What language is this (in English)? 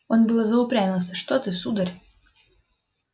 Russian